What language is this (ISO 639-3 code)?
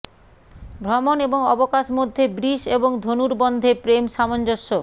ben